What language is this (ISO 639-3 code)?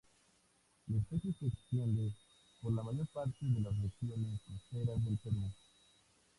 spa